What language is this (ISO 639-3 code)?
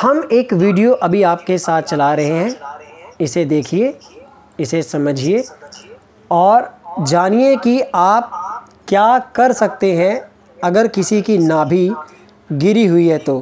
hin